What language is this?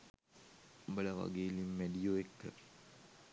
Sinhala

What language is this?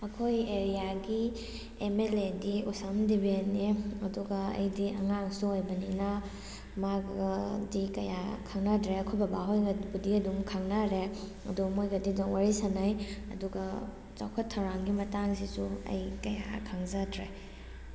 Manipuri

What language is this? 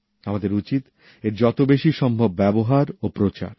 Bangla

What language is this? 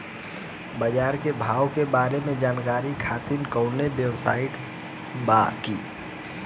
Bhojpuri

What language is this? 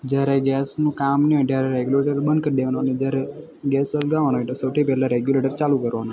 Gujarati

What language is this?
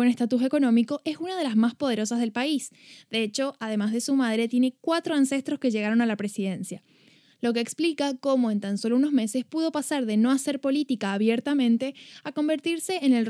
Spanish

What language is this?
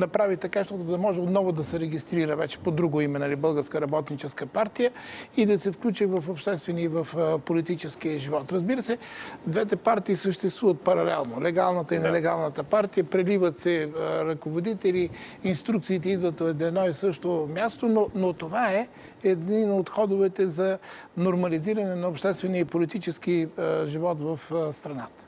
Bulgarian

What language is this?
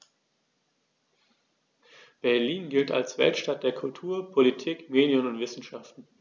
German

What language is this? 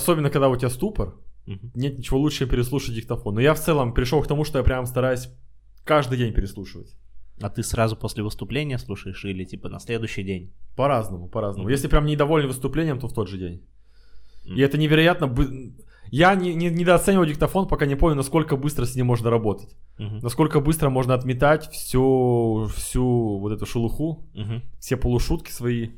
Russian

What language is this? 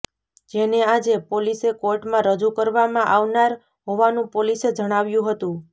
Gujarati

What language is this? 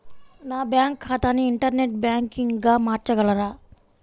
Telugu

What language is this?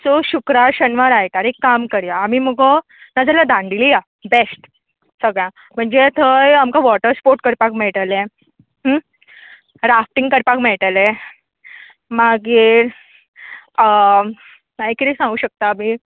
Konkani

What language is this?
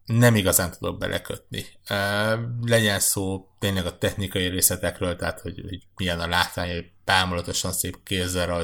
Hungarian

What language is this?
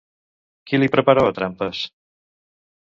Catalan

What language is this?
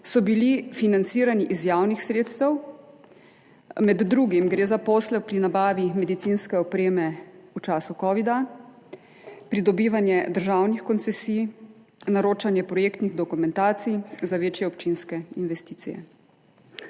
Slovenian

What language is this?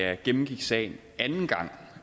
Danish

